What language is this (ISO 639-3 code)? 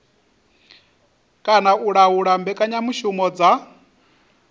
ven